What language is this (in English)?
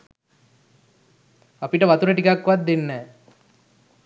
Sinhala